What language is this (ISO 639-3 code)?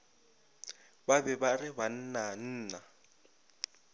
nso